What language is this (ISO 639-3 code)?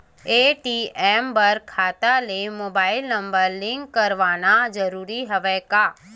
hne